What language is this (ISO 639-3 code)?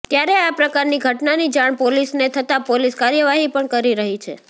guj